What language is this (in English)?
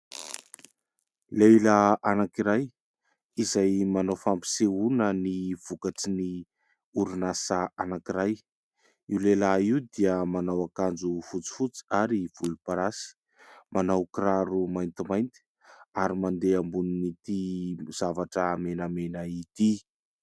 Malagasy